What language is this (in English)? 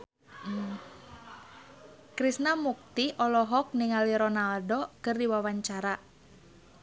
Sundanese